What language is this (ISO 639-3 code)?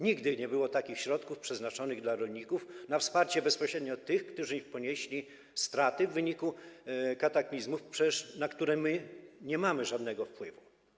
pol